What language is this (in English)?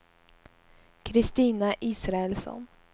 Swedish